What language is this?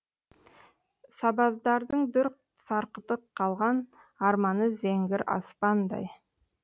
Kazakh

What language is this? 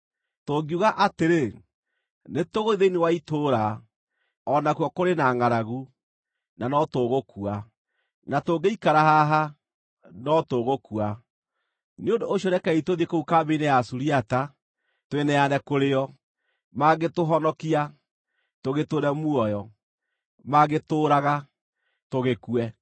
Kikuyu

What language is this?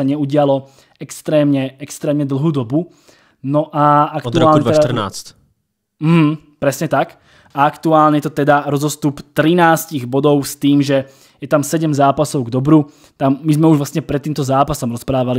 Czech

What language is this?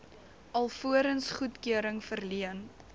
Afrikaans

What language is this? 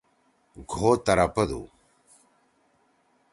Torwali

